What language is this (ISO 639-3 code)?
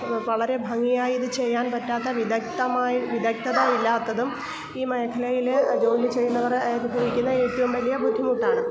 mal